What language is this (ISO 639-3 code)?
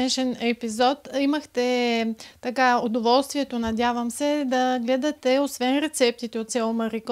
bul